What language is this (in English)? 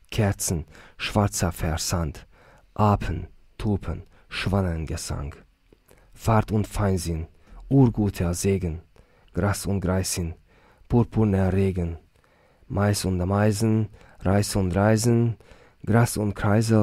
Hungarian